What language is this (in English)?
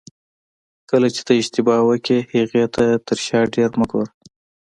Pashto